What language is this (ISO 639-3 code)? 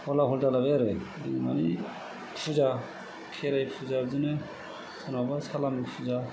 brx